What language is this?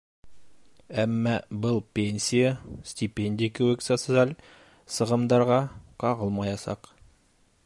Bashkir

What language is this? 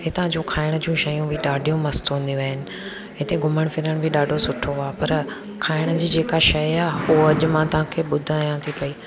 Sindhi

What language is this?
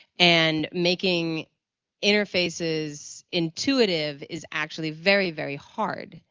English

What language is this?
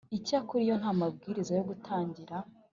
Kinyarwanda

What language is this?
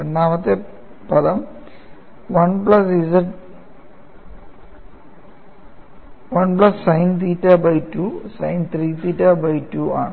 Malayalam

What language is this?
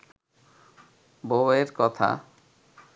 Bangla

